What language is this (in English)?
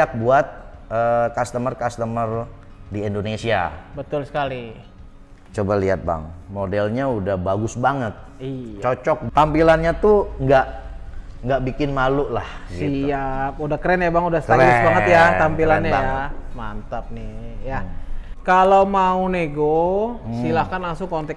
Indonesian